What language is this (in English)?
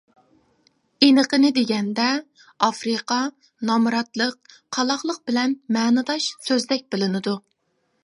Uyghur